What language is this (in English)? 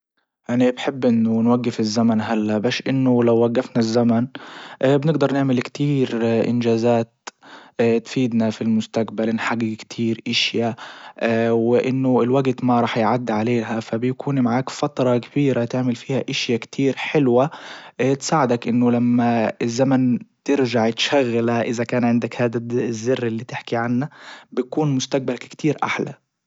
Libyan Arabic